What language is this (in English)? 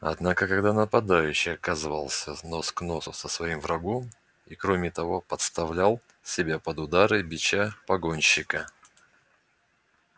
Russian